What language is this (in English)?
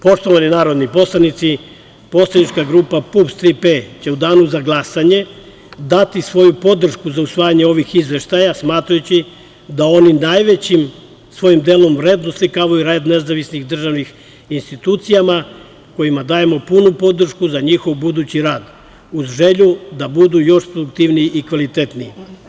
Serbian